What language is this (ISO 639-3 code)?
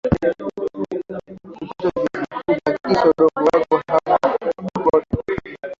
swa